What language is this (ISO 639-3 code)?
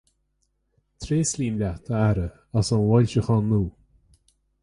gle